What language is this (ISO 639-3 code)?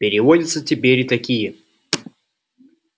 rus